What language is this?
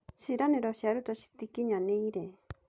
Kikuyu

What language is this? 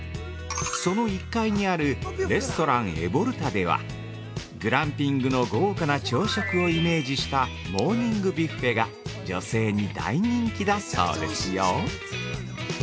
Japanese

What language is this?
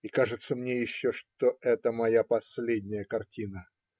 Russian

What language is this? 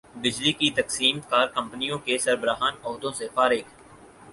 Urdu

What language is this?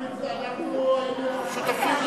Hebrew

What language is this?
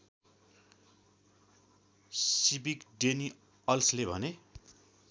Nepali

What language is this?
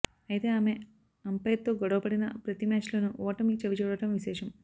Telugu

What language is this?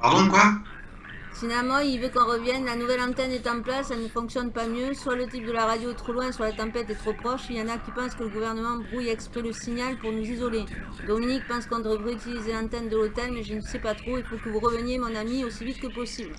French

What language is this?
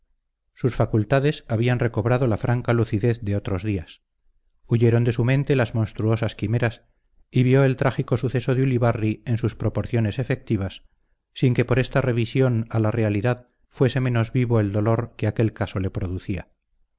Spanish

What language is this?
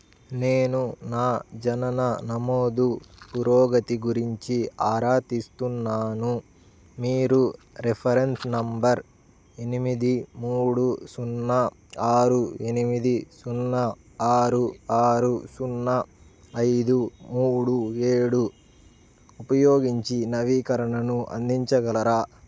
Telugu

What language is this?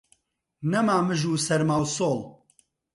Central Kurdish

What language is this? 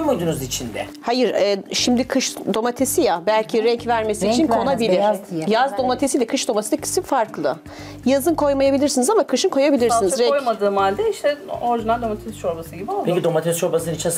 Turkish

